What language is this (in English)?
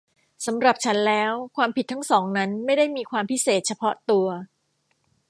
Thai